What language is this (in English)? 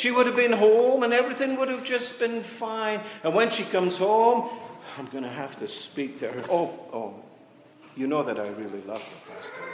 English